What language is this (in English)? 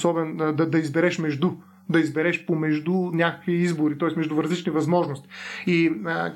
Bulgarian